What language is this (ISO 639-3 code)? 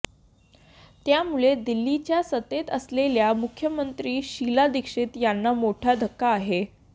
mar